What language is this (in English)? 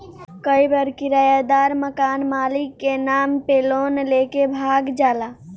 Bhojpuri